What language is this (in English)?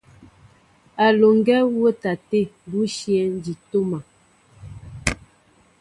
Mbo (Cameroon)